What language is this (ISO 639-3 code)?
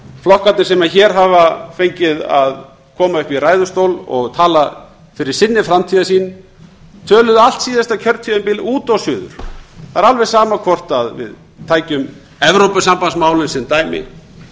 isl